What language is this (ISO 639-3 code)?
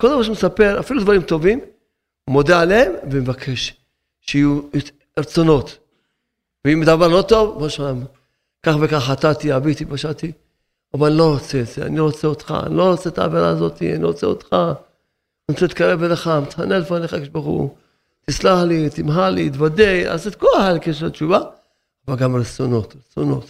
heb